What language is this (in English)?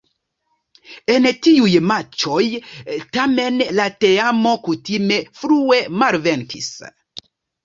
Esperanto